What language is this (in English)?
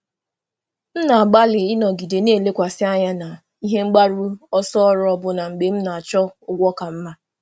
Igbo